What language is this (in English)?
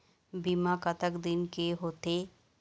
Chhattisgarhi